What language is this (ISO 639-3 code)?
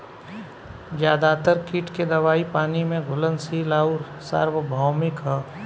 bho